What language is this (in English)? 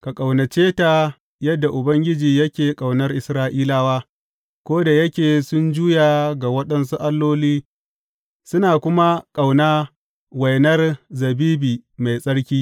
Hausa